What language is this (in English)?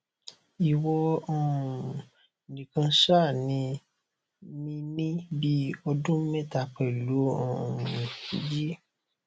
Yoruba